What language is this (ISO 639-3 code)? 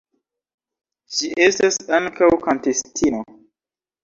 epo